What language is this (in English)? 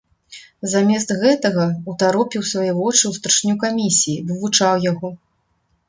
Belarusian